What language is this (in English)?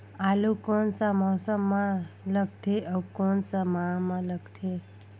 Chhattisgarhi